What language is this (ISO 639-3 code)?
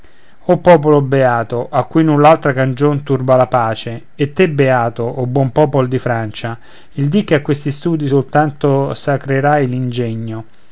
ita